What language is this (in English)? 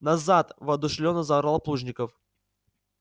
Russian